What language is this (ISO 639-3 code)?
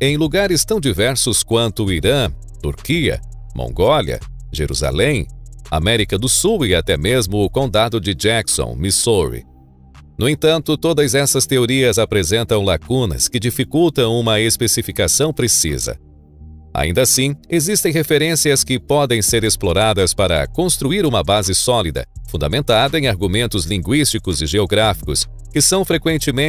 por